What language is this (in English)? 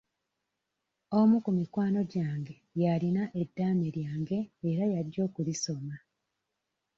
Ganda